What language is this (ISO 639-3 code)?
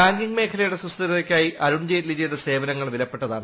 mal